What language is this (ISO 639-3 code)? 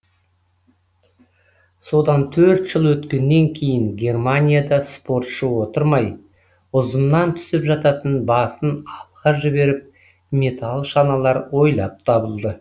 kaz